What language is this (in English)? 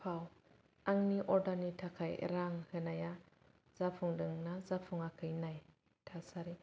Bodo